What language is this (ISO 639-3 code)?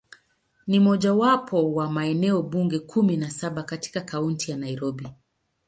swa